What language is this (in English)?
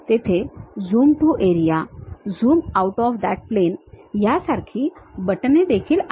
Marathi